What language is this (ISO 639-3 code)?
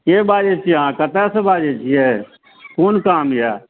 mai